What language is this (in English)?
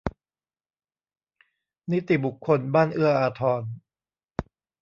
Thai